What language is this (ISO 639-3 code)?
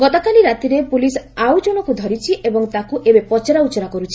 ori